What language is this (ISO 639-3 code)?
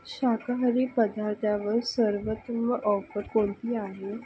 mar